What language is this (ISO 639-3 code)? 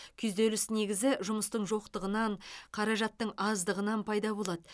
kaz